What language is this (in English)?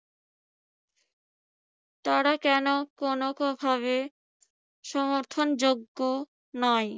Bangla